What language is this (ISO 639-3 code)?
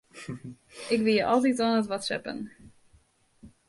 fry